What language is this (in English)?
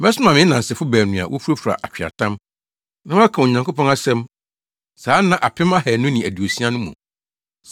Akan